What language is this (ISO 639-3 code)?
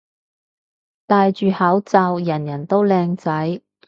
yue